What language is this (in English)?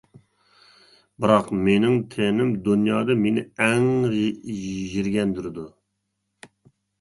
Uyghur